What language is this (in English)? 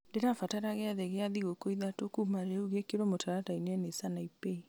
Kikuyu